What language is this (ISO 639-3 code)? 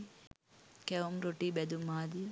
sin